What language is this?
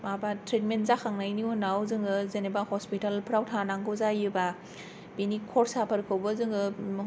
Bodo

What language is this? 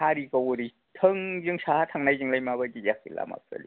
Bodo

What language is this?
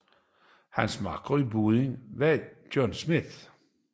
Danish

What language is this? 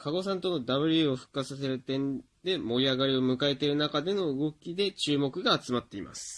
Japanese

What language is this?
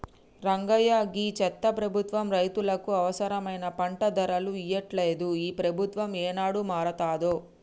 Telugu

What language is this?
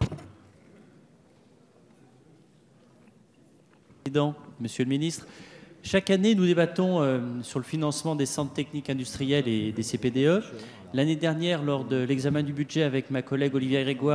French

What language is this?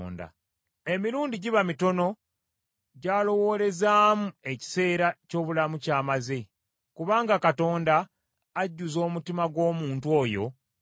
Ganda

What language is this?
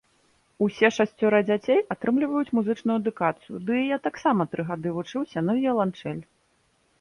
Belarusian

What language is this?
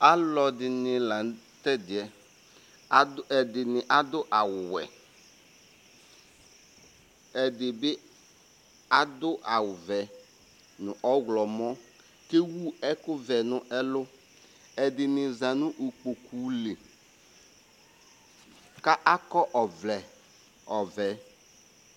Ikposo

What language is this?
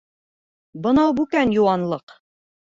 Bashkir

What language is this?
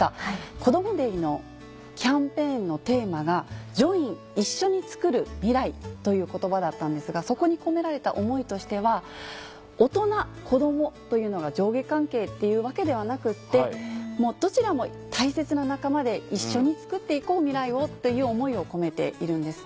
Japanese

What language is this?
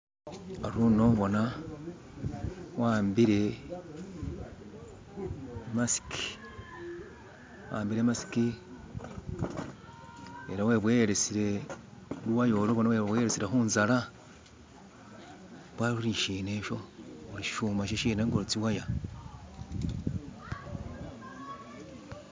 Masaaba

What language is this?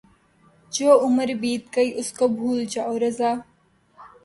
Urdu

